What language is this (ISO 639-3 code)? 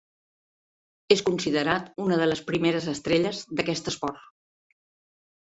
cat